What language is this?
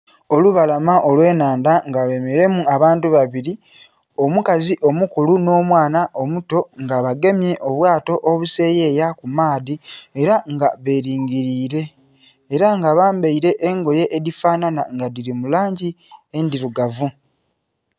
Soga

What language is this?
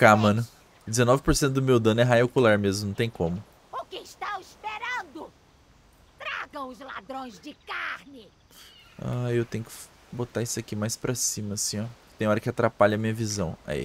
Portuguese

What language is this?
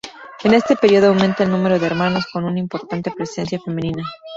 Spanish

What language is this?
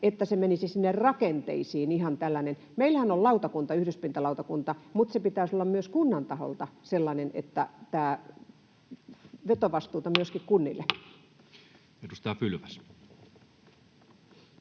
Finnish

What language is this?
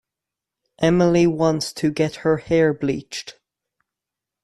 English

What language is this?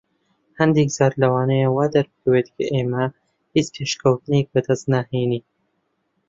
Central Kurdish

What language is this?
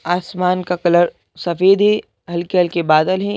Hindi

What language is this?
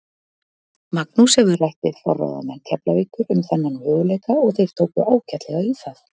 Icelandic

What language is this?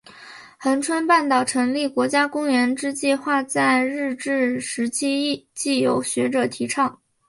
Chinese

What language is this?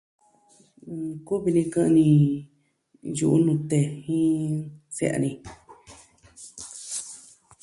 Southwestern Tlaxiaco Mixtec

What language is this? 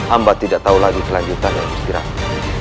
Indonesian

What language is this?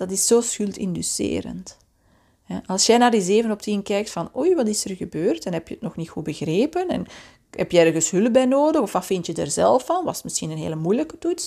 Dutch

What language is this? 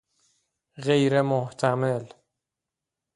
Persian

